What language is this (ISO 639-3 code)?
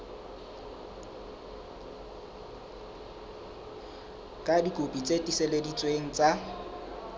sot